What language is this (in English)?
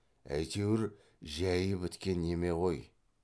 Kazakh